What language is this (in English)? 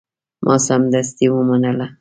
Pashto